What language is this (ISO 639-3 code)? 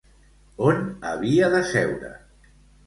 cat